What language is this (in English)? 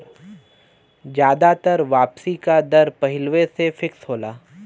Bhojpuri